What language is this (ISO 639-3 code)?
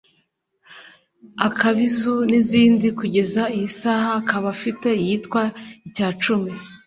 kin